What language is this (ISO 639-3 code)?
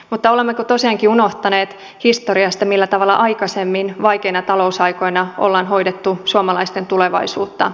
fin